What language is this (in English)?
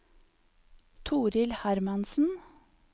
Norwegian